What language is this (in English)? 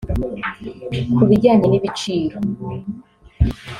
Kinyarwanda